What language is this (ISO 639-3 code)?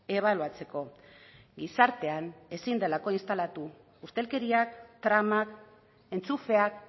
eus